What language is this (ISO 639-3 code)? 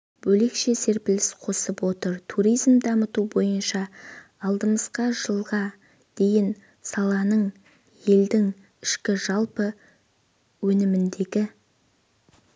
kaz